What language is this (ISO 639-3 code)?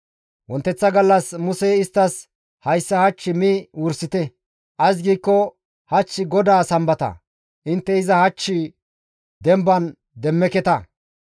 gmv